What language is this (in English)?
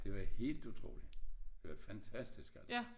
Danish